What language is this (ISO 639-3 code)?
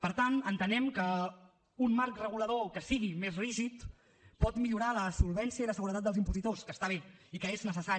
cat